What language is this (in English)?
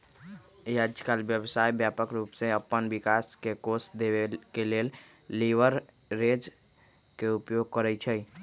Magahi